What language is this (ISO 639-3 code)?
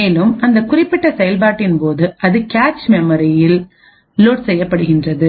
tam